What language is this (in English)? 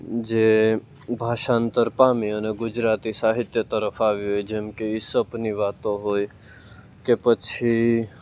Gujarati